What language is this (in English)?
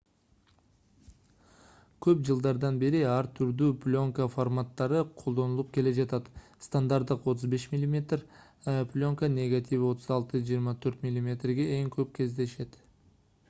Kyrgyz